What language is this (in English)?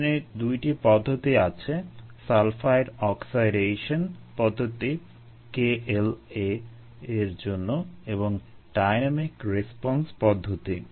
Bangla